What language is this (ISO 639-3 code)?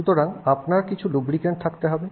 ben